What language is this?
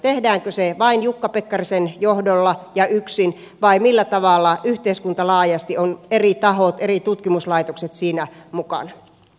Finnish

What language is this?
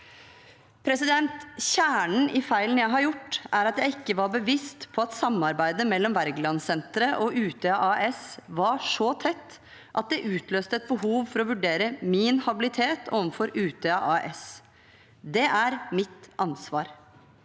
Norwegian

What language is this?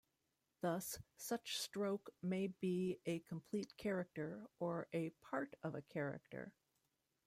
English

